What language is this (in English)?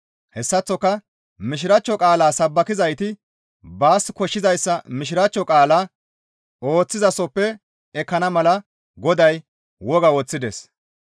Gamo